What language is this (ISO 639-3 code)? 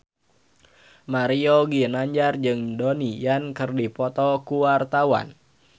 sun